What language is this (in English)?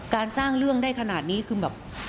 Thai